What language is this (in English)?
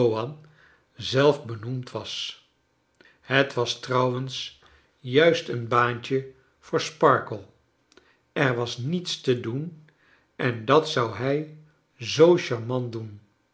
Dutch